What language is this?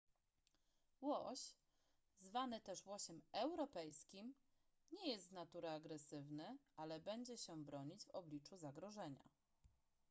Polish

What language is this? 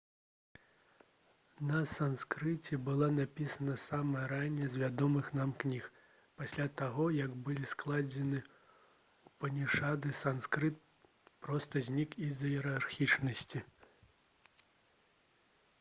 Belarusian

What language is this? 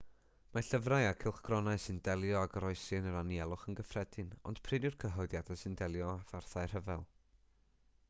Welsh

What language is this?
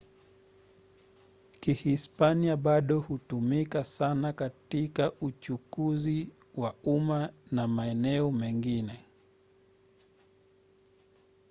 Swahili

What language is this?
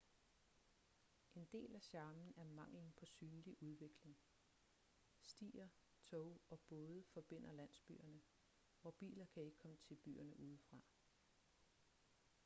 Danish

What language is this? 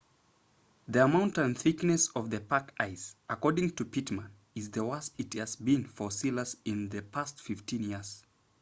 English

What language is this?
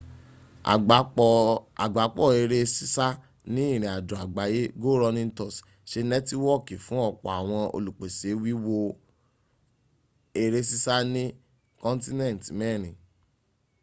Yoruba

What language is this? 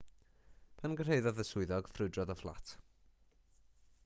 Welsh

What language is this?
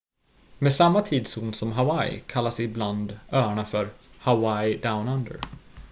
Swedish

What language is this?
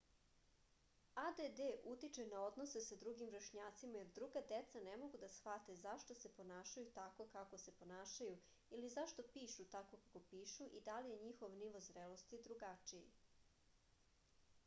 Serbian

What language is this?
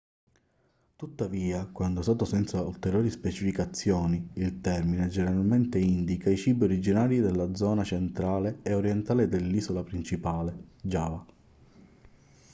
Italian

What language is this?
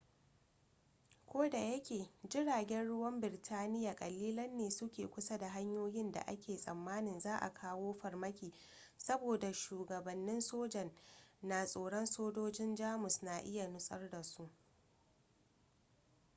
Hausa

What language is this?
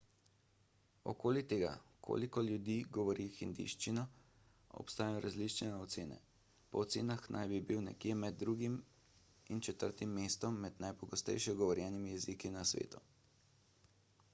Slovenian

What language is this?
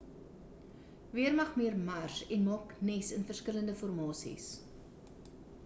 Afrikaans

